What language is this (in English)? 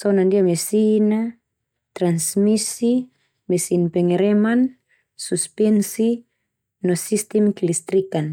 Termanu